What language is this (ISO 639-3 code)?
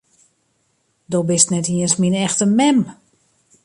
fry